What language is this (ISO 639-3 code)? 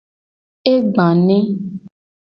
gej